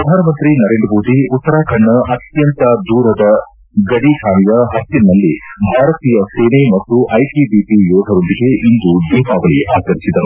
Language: Kannada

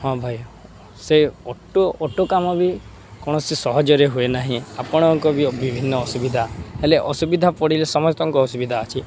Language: Odia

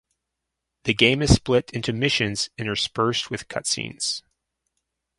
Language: English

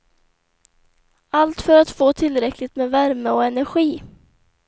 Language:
Swedish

